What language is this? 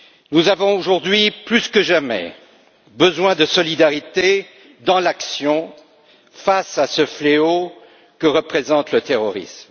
French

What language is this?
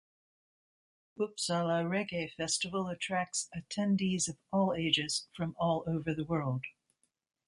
English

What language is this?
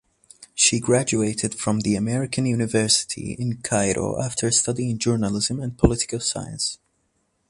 English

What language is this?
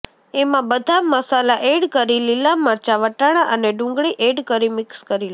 Gujarati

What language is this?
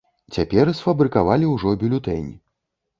Belarusian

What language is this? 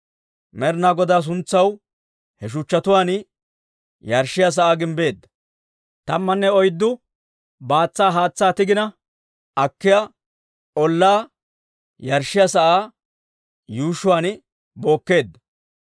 Dawro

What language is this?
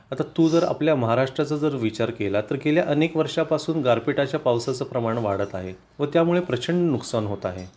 Marathi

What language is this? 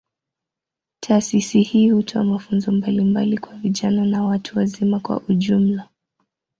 Swahili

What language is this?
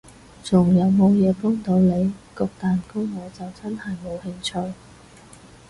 Cantonese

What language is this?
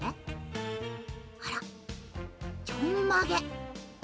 Japanese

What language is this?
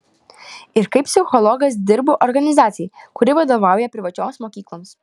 Lithuanian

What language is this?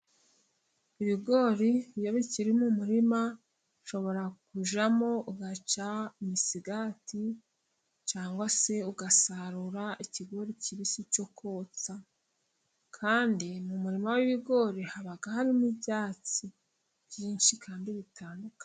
Kinyarwanda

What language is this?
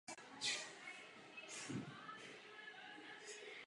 Czech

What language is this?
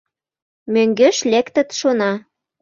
Mari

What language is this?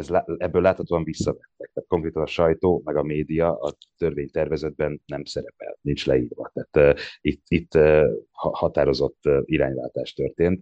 Hungarian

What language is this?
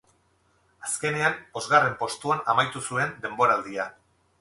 Basque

